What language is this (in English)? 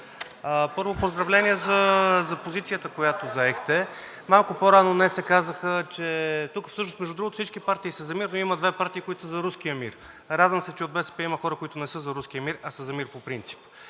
Bulgarian